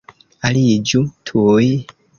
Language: Esperanto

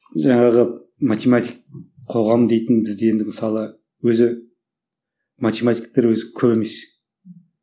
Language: Kazakh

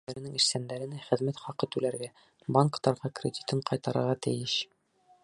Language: Bashkir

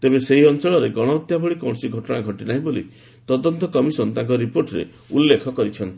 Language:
Odia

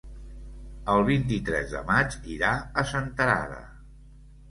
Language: Catalan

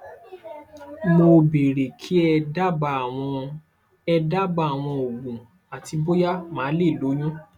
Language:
Yoruba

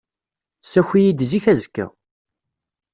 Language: Kabyle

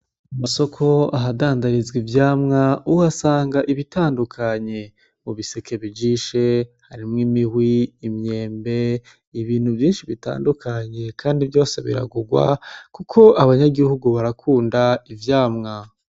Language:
Rundi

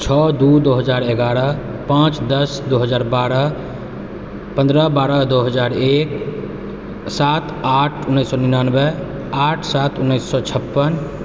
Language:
Maithili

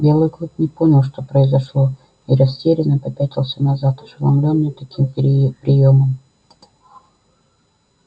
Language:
Russian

